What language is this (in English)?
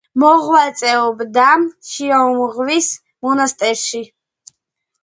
Georgian